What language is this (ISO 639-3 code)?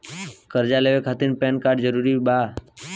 bho